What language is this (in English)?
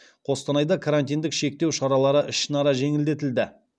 Kazakh